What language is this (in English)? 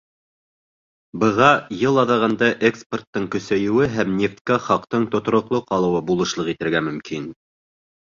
Bashkir